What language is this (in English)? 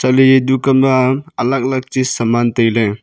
Wancho Naga